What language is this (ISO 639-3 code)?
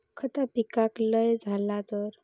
mar